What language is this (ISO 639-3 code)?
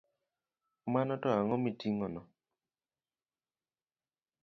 luo